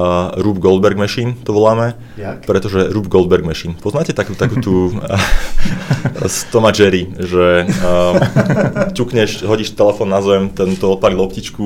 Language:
Czech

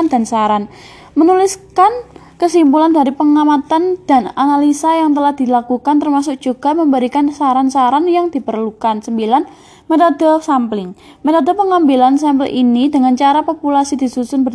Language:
Indonesian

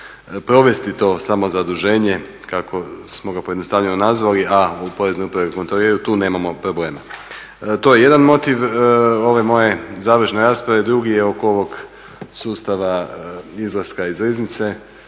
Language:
Croatian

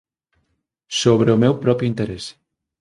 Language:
Galician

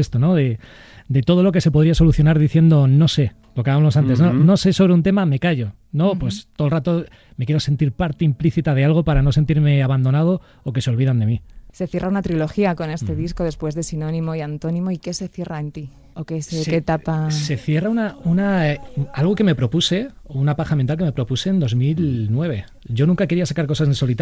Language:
Spanish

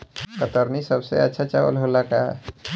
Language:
Bhojpuri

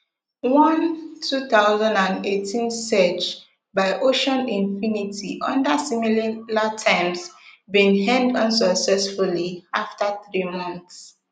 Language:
Nigerian Pidgin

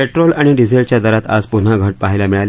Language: Marathi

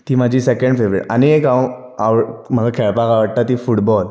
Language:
Konkani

